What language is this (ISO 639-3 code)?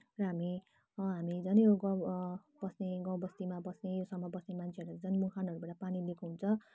nep